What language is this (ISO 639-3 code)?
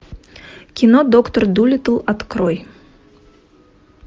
rus